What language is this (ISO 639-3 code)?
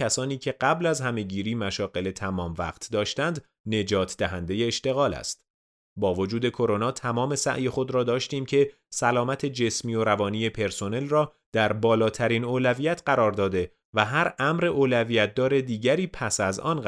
fas